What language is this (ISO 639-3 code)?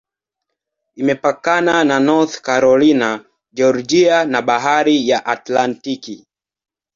swa